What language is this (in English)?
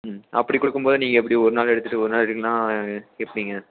Tamil